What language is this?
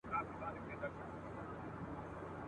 Pashto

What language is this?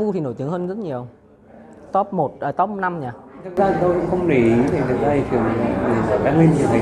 Vietnamese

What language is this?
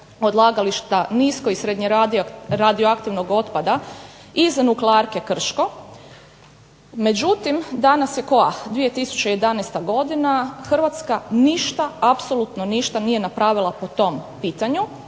Croatian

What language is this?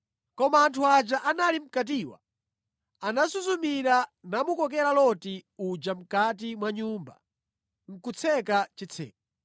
Nyanja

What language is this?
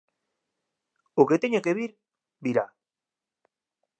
Galician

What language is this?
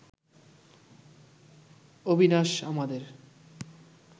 Bangla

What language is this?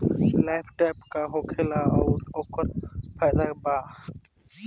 Bhojpuri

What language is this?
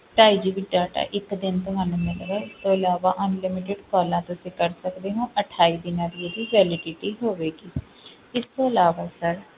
Punjabi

